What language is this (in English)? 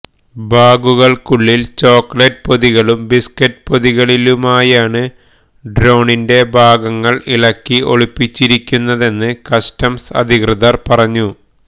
Malayalam